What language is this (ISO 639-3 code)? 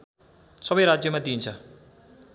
nep